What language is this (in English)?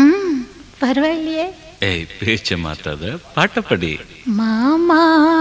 Tamil